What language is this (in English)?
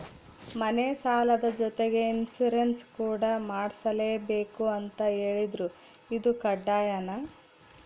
Kannada